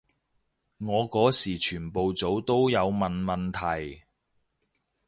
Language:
Cantonese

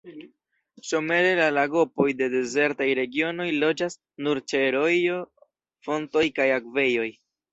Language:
Esperanto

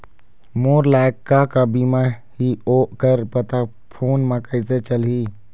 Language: Chhattisgarhi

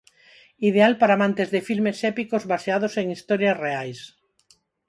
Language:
Galician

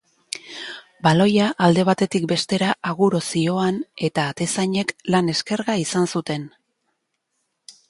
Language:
Basque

